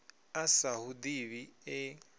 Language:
Venda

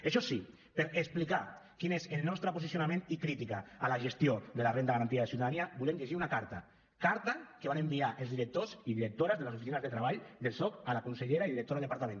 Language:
Catalan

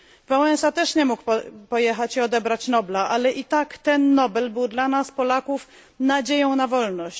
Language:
Polish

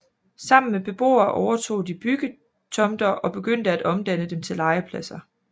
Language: Danish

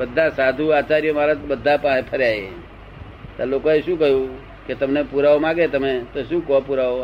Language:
Gujarati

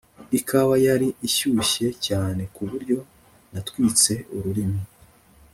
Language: Kinyarwanda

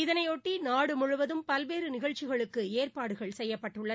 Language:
Tamil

